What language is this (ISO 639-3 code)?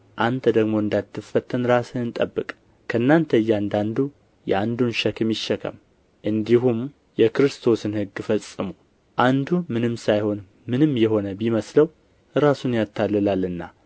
amh